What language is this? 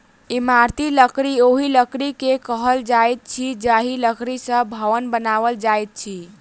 Maithili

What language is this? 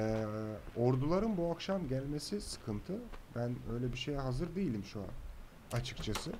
Turkish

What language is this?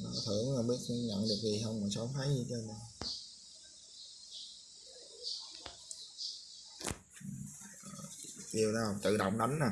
Vietnamese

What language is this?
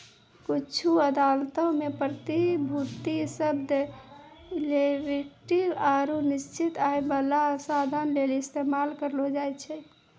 Maithili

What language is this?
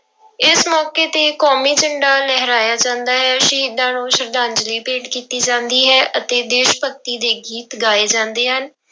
Punjabi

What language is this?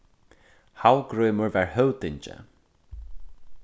Faroese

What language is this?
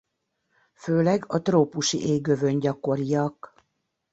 Hungarian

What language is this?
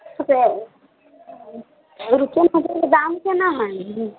Maithili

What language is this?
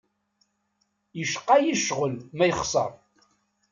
Kabyle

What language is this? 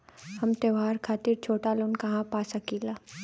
Bhojpuri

